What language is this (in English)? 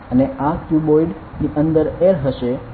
Gujarati